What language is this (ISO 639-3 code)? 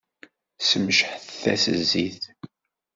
kab